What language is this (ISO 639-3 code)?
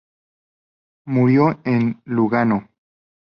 spa